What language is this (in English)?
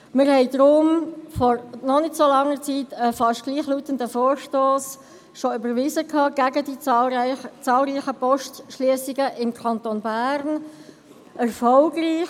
Swiss German